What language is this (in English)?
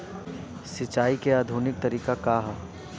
Bhojpuri